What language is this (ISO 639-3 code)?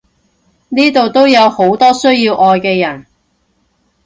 yue